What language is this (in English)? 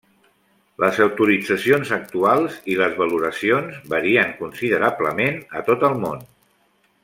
Catalan